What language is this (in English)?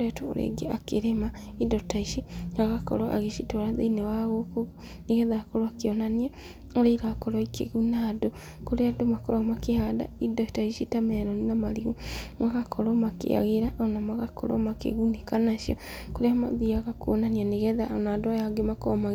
Kikuyu